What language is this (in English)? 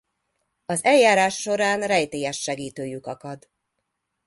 Hungarian